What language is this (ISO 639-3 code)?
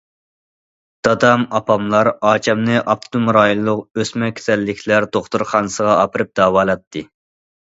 uig